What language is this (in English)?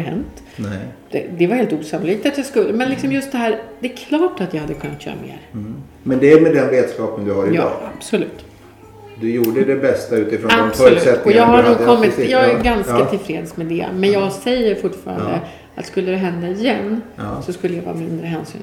Swedish